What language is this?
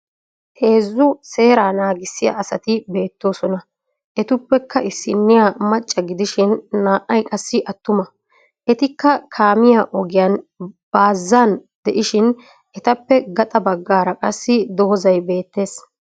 Wolaytta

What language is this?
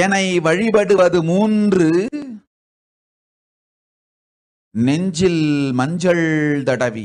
Romanian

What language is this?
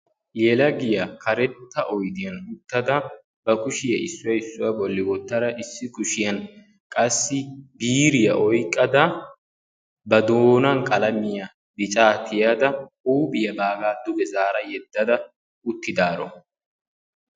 Wolaytta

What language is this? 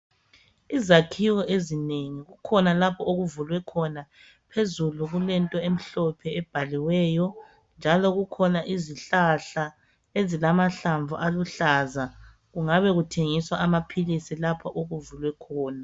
North Ndebele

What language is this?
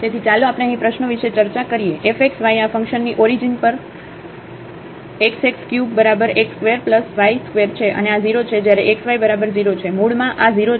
Gujarati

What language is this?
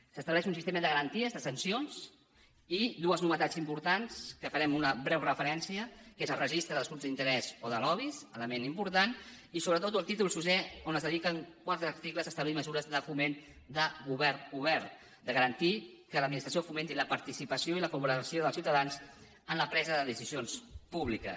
Catalan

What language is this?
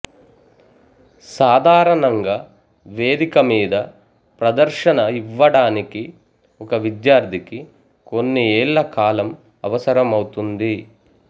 Telugu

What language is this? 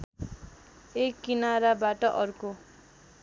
Nepali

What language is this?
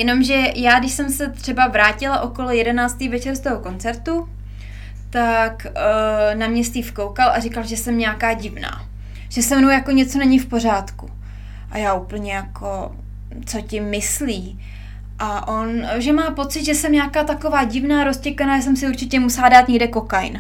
Czech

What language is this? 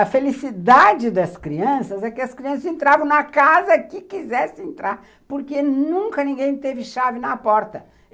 Portuguese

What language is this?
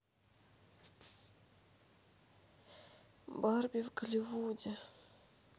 Russian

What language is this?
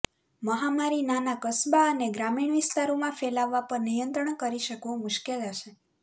Gujarati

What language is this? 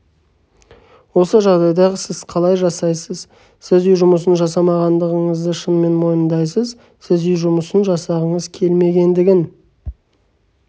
Kazakh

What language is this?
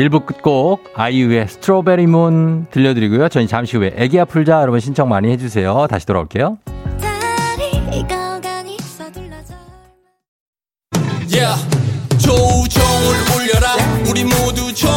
Korean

